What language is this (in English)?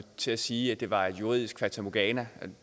Danish